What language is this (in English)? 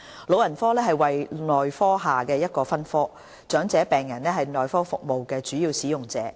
Cantonese